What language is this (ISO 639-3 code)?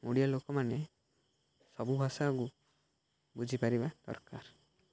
ori